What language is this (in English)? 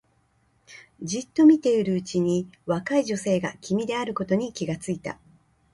Japanese